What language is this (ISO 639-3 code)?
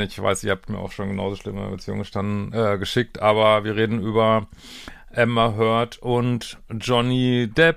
deu